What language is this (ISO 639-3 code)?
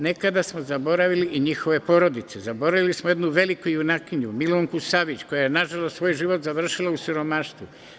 srp